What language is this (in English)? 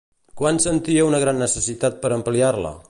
Catalan